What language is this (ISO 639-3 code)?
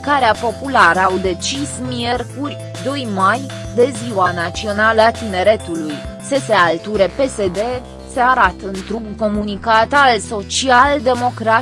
ron